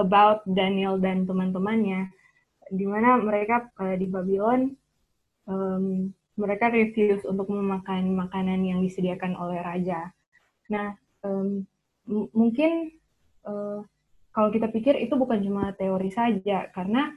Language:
Indonesian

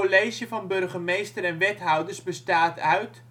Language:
Dutch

